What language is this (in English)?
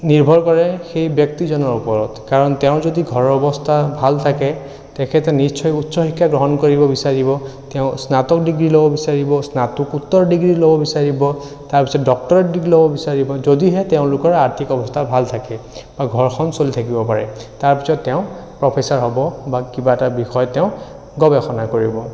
Assamese